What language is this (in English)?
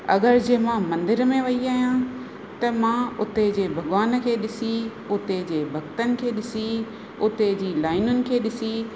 Sindhi